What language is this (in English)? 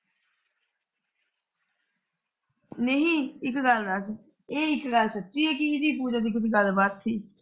Punjabi